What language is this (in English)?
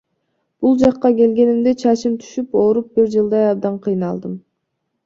Kyrgyz